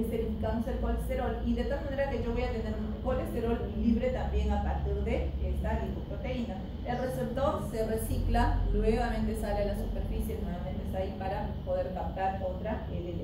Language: Spanish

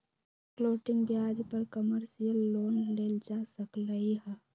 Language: Magahi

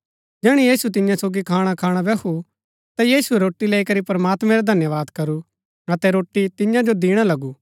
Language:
Gaddi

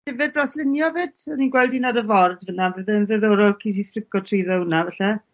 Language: Welsh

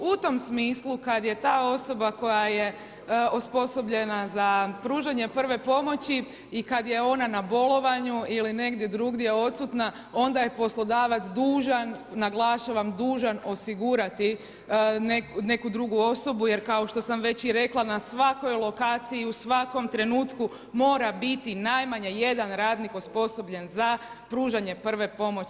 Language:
Croatian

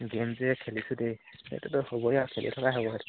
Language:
Assamese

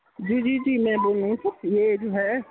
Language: Urdu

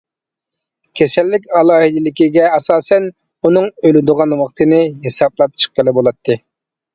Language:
Uyghur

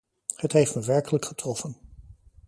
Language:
Dutch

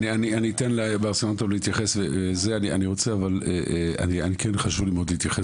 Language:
Hebrew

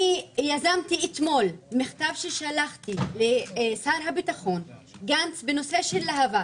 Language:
Hebrew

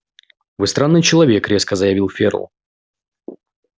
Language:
Russian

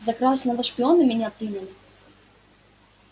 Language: Russian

